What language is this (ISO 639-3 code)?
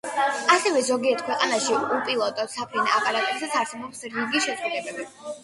kat